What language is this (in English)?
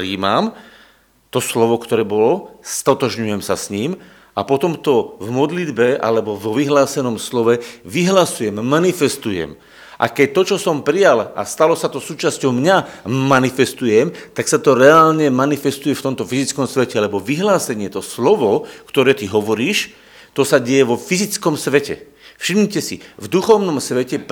Slovak